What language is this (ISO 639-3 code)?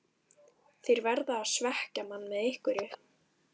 isl